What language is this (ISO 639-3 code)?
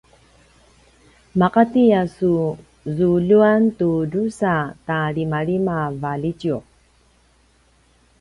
pwn